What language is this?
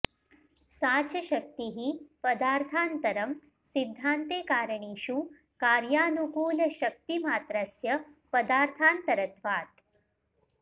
Sanskrit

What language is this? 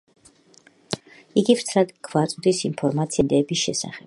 Georgian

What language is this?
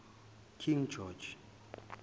Zulu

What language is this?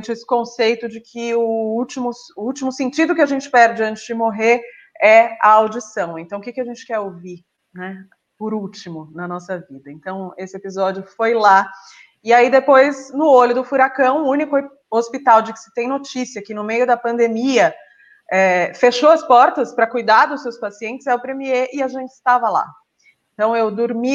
Portuguese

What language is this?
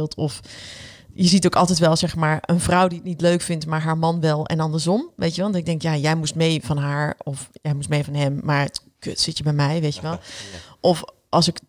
Dutch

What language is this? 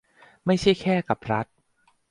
Thai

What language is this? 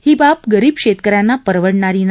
Marathi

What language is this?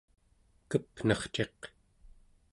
Central Yupik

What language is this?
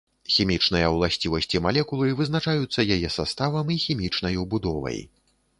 Belarusian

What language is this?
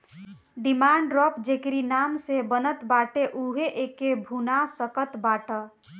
Bhojpuri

